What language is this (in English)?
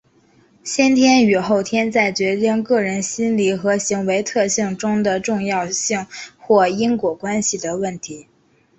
Chinese